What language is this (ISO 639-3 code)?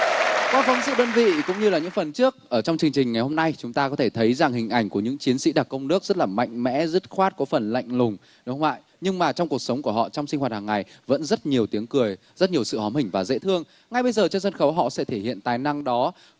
vie